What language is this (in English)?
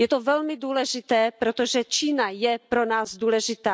Czech